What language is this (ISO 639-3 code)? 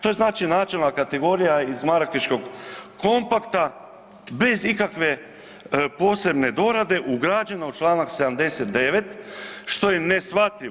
hrv